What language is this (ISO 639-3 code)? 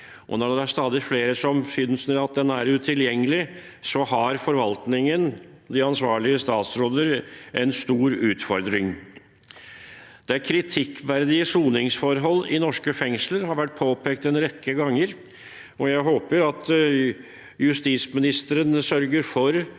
nor